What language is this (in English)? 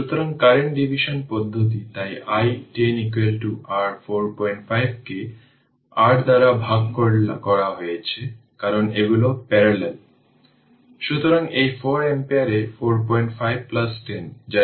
Bangla